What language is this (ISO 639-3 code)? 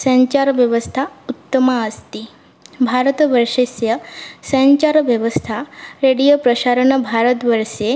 san